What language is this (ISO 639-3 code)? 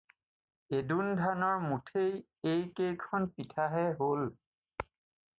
asm